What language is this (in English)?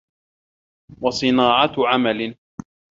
Arabic